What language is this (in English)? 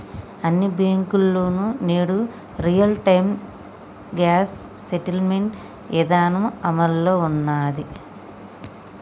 Telugu